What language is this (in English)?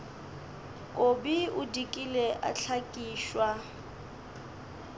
Northern Sotho